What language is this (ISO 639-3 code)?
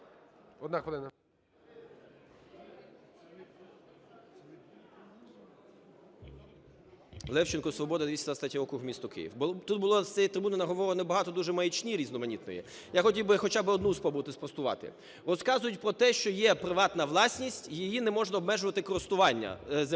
ukr